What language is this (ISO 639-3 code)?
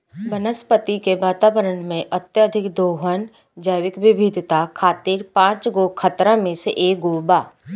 bho